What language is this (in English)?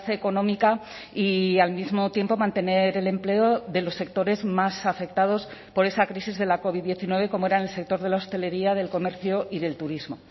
Spanish